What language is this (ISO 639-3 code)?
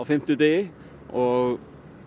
isl